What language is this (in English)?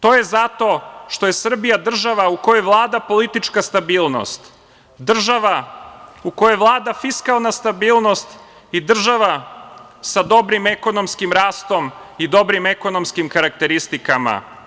Serbian